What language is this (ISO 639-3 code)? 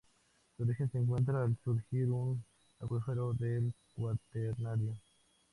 spa